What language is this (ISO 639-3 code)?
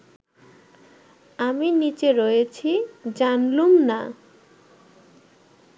ben